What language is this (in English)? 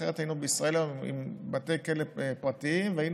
Hebrew